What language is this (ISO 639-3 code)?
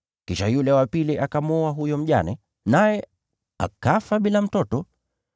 swa